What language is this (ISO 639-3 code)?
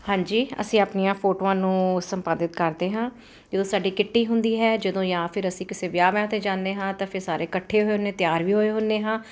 pan